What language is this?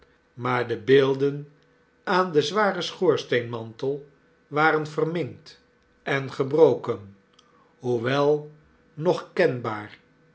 Dutch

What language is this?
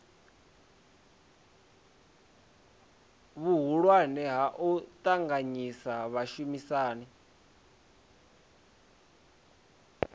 Venda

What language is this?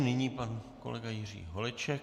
Czech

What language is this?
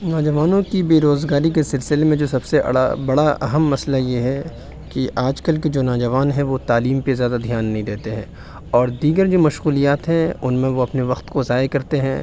Urdu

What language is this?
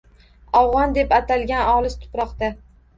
Uzbek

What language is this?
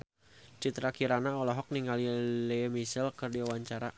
Sundanese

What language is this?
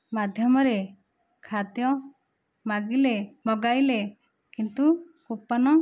Odia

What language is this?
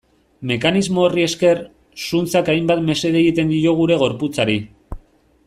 Basque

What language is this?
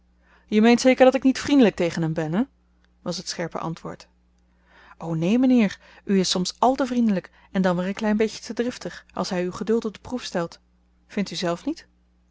Dutch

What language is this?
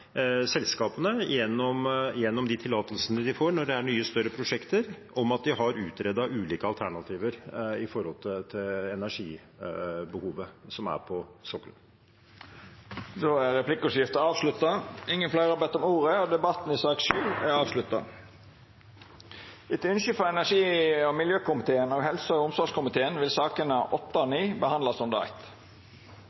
Norwegian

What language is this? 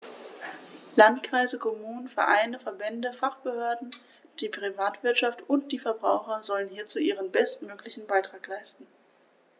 German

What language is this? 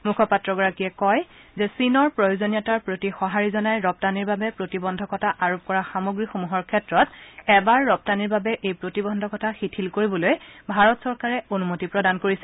Assamese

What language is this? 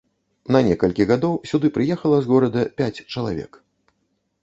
Belarusian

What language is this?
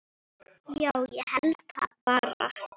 Icelandic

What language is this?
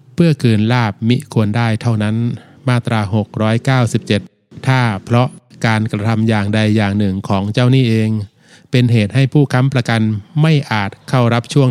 Thai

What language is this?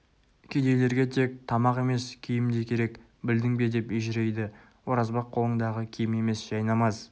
Kazakh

